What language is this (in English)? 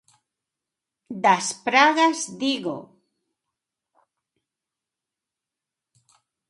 Galician